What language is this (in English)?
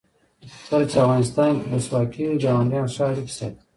Pashto